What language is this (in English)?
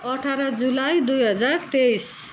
Nepali